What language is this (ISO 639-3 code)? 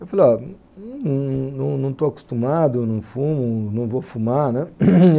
por